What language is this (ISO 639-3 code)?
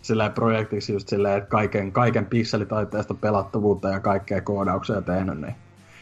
fin